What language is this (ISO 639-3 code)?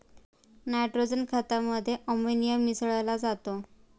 mar